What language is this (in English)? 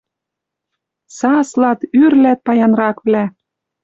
Western Mari